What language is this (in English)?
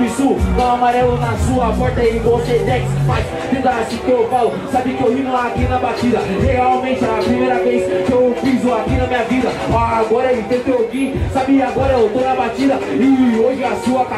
Portuguese